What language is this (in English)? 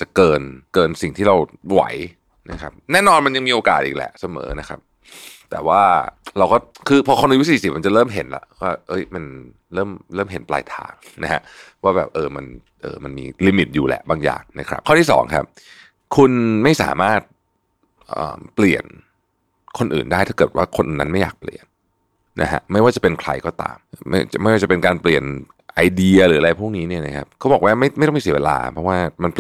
Thai